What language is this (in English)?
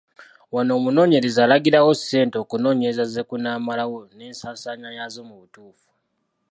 Ganda